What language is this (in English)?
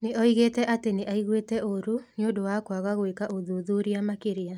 Kikuyu